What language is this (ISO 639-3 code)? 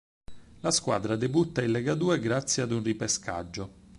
ita